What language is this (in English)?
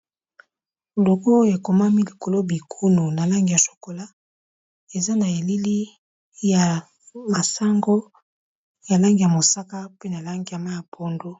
Lingala